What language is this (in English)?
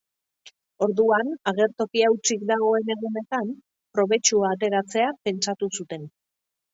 Basque